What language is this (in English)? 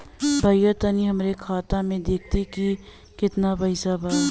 Bhojpuri